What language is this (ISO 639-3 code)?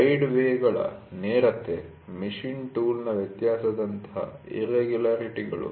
kan